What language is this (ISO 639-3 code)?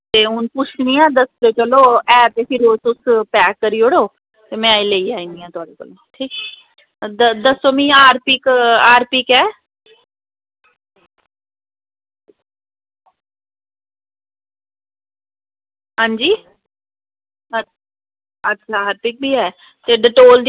doi